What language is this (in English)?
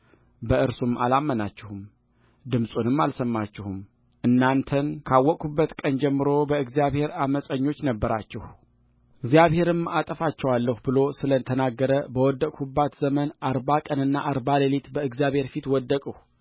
Amharic